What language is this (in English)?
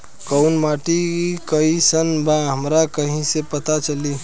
Bhojpuri